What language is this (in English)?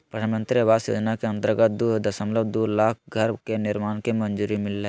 Magahi